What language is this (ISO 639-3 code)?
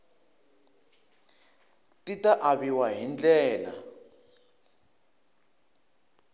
tso